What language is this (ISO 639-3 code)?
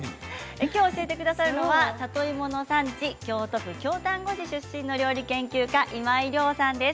jpn